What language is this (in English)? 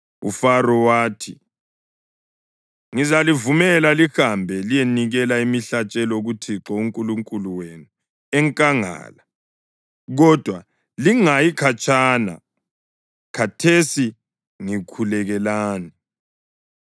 North Ndebele